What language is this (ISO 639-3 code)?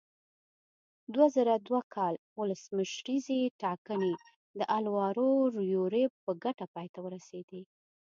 pus